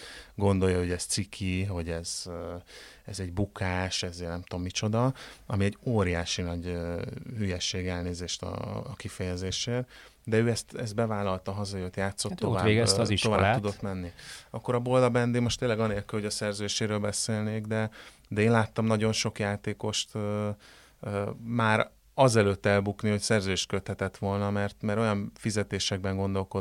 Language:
Hungarian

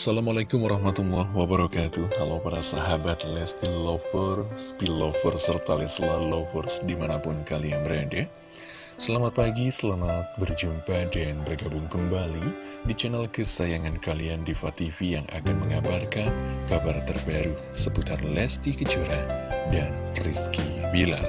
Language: Indonesian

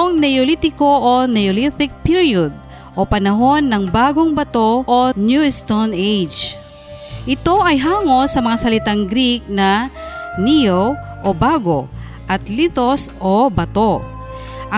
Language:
Filipino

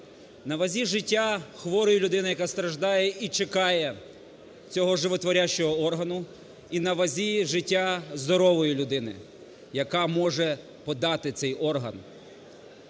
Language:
Ukrainian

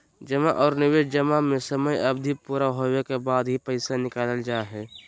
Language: Magahi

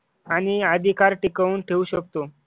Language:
Marathi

